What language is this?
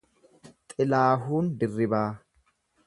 Oromo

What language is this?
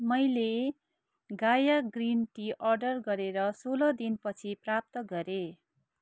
Nepali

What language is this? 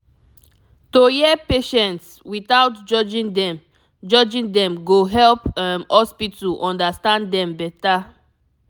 Nigerian Pidgin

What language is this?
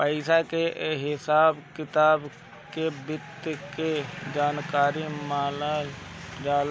Bhojpuri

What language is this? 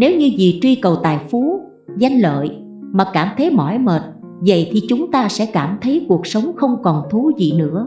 Vietnamese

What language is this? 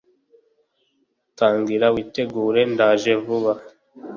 Kinyarwanda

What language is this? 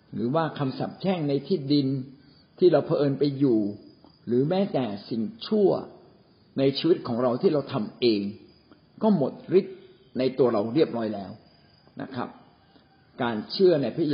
Thai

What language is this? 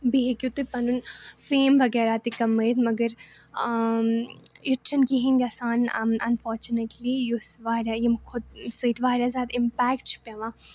Kashmiri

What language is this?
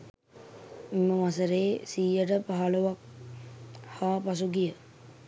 Sinhala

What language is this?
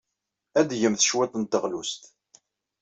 Kabyle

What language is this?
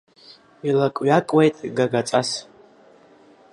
Abkhazian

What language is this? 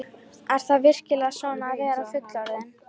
Icelandic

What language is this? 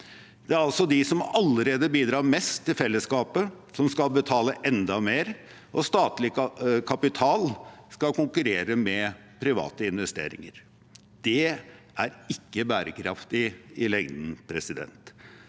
Norwegian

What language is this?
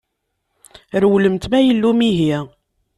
Kabyle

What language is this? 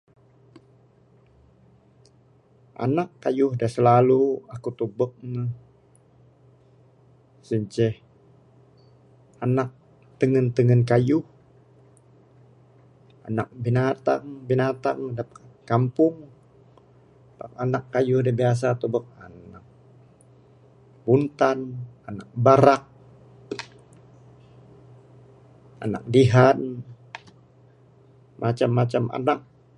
Bukar-Sadung Bidayuh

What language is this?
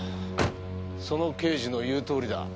Japanese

